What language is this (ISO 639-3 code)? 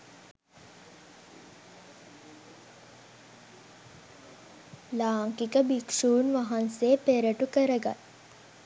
sin